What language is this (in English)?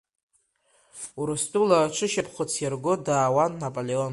Abkhazian